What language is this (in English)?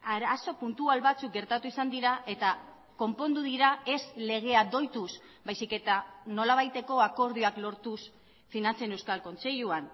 Basque